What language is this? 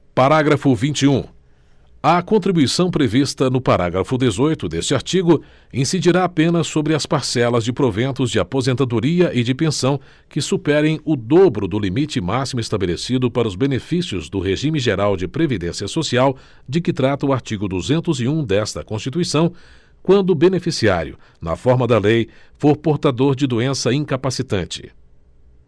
Portuguese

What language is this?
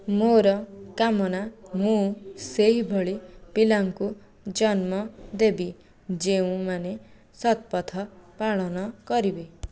Odia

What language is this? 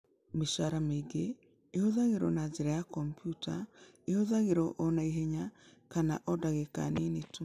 Kikuyu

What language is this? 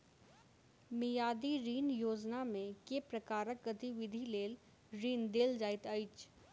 Maithili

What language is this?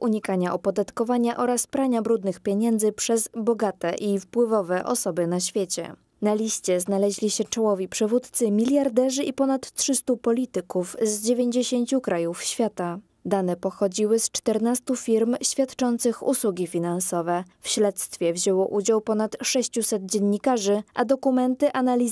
Polish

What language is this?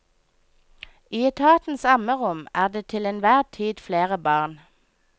Norwegian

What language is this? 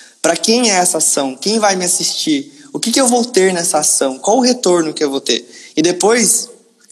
Portuguese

